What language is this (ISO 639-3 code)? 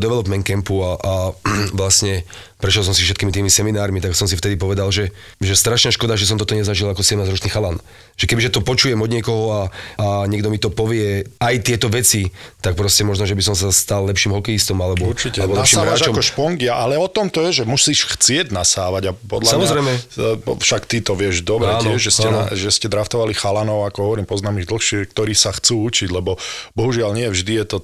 slk